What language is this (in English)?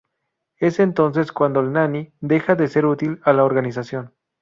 Spanish